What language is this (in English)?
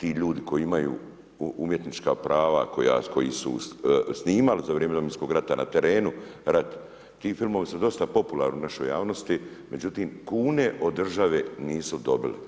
Croatian